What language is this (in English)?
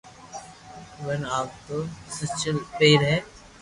Loarki